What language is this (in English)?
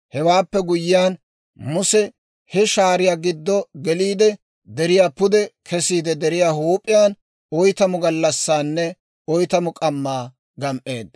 Dawro